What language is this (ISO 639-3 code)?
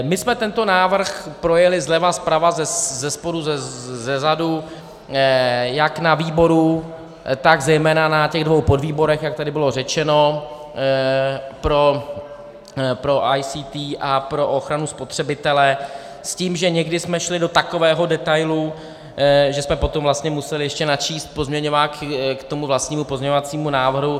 ces